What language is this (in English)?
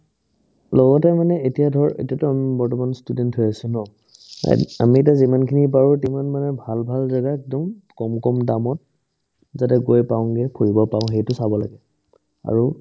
Assamese